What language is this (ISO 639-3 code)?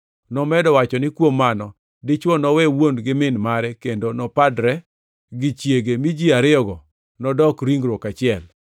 luo